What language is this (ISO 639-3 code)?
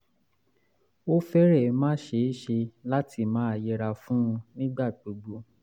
yor